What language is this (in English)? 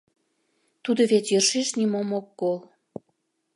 Mari